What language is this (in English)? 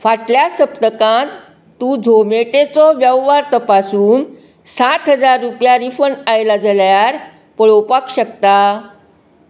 Konkani